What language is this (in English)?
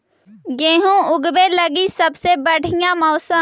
Magahi